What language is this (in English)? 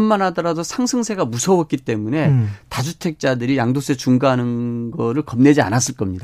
Korean